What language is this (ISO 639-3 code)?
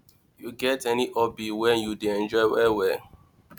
pcm